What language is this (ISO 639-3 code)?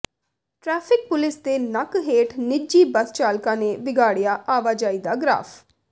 pan